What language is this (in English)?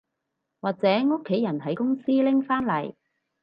Cantonese